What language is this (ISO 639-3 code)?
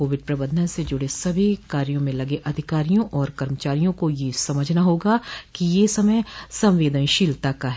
hin